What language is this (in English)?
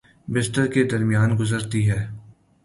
Urdu